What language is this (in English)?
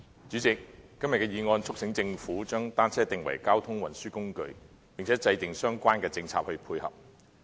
Cantonese